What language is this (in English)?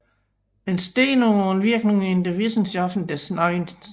Danish